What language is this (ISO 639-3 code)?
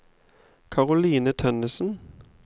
nor